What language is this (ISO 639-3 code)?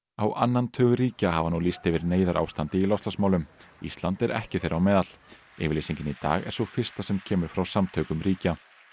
isl